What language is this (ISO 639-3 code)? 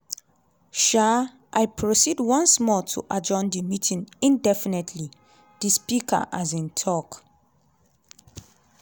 pcm